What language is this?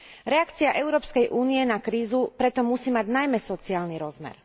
Slovak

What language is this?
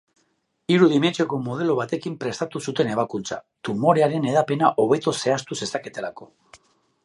Basque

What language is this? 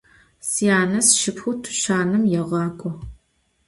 Adyghe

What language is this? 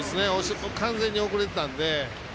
Japanese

